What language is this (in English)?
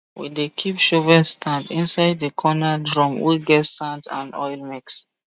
Nigerian Pidgin